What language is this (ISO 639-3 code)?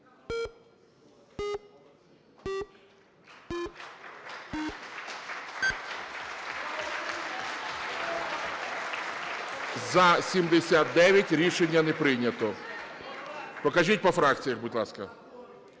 ukr